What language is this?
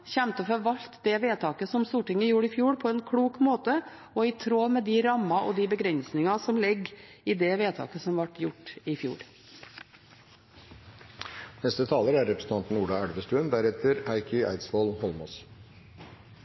Norwegian Bokmål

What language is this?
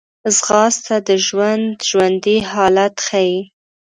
Pashto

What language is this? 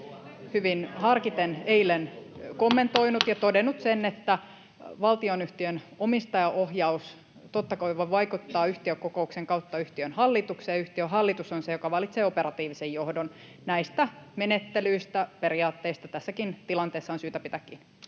Finnish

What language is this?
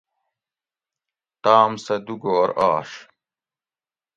Gawri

